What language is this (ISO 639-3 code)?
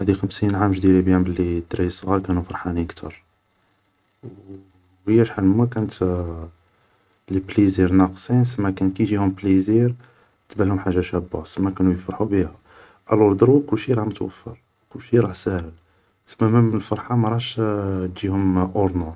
arq